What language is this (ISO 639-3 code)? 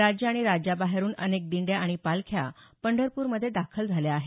mar